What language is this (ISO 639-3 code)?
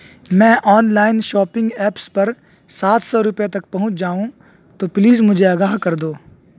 urd